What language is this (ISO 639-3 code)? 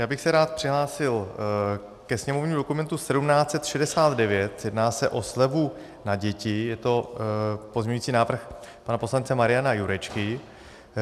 ces